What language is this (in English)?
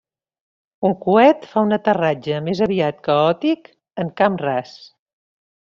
Catalan